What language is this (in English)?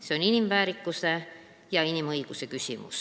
Estonian